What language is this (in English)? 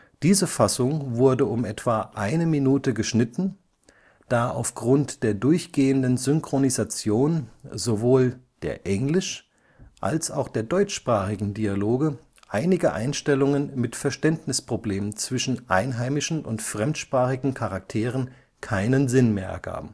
German